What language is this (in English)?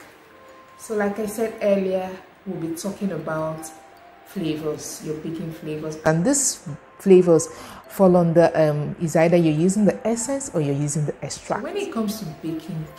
English